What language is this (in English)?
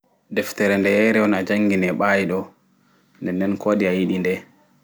Fula